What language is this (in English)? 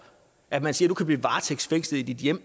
Danish